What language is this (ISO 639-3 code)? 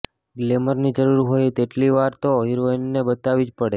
guj